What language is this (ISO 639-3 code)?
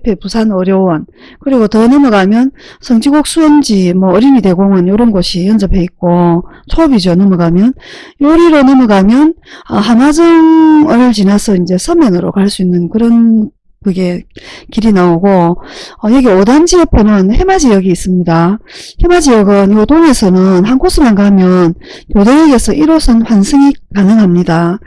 kor